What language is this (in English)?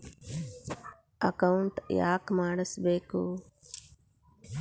Kannada